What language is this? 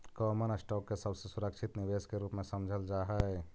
Magahi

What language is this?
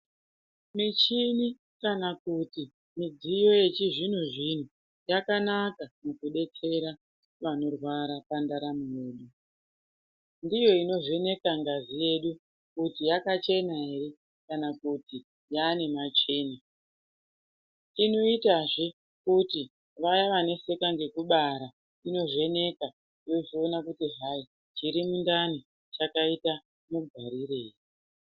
Ndau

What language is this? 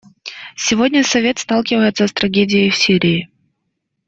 Russian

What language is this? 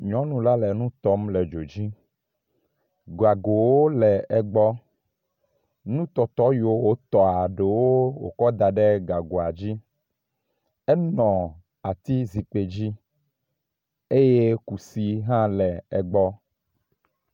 Ewe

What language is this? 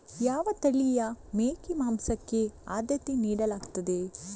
Kannada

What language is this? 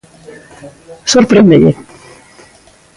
Galician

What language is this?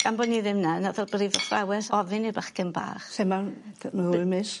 Welsh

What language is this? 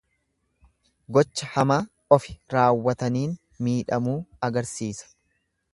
Oromo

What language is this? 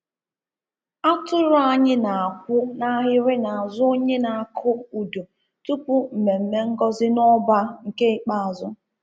Igbo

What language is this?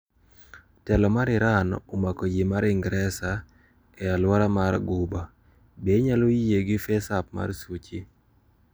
Luo (Kenya and Tanzania)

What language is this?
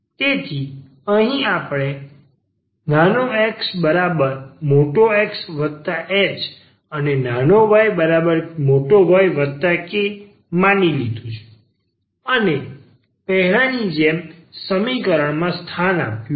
Gujarati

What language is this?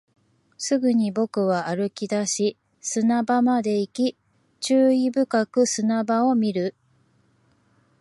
Japanese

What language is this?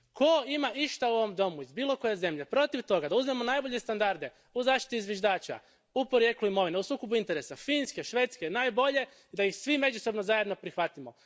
Croatian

